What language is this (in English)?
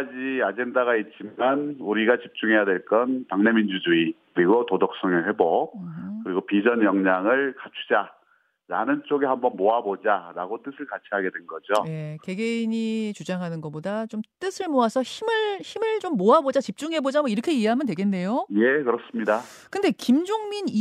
Korean